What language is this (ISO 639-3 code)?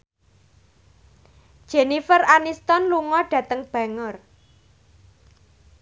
jav